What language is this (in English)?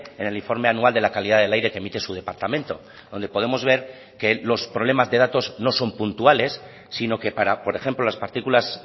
Spanish